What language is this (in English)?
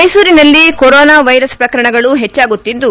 Kannada